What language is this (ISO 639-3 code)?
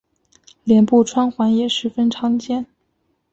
zho